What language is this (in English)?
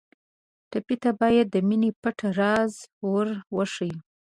Pashto